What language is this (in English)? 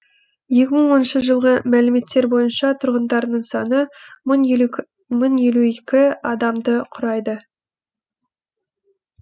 Kazakh